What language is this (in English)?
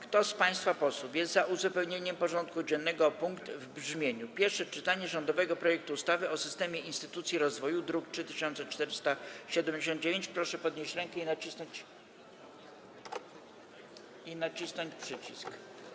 Polish